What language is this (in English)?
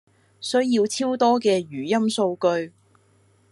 Cantonese